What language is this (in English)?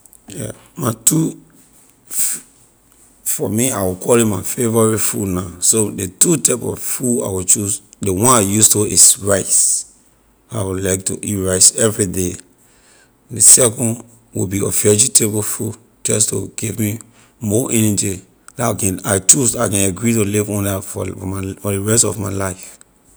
Liberian English